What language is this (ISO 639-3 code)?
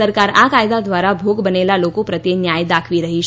guj